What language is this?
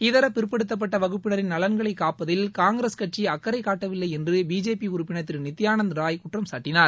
Tamil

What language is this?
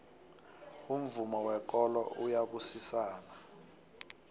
South Ndebele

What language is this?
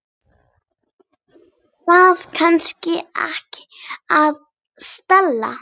Icelandic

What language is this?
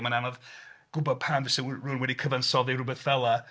Welsh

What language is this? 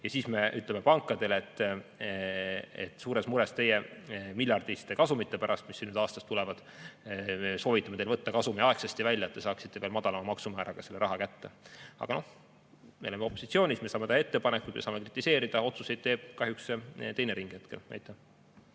Estonian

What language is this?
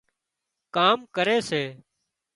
Wadiyara Koli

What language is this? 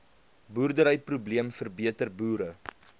Afrikaans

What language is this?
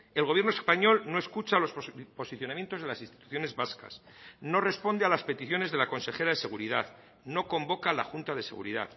Spanish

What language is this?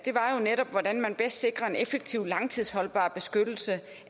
Danish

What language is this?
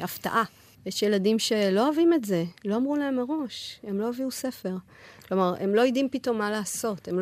Hebrew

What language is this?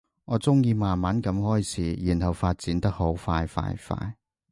Cantonese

